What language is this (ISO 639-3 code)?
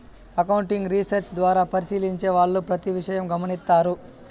tel